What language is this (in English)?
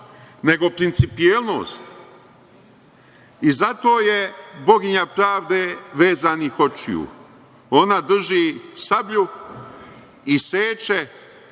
Serbian